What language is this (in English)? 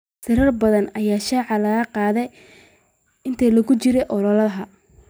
Somali